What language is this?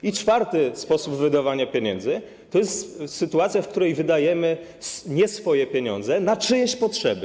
Polish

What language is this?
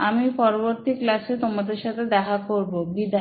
Bangla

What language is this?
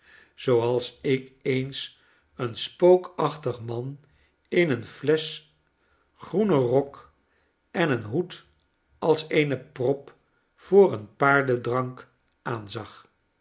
Dutch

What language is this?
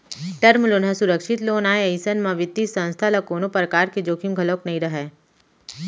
Chhattisgarhi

